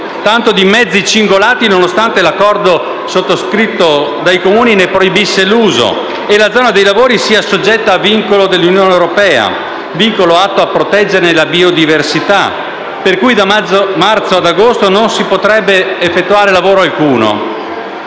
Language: Italian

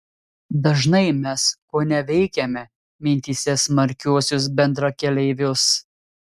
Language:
Lithuanian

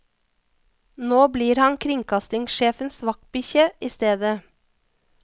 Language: Norwegian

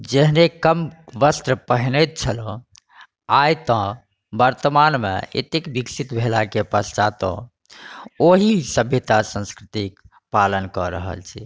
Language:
Maithili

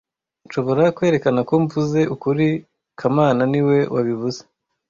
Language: Kinyarwanda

